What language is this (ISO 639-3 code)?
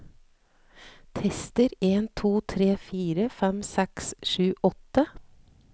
nor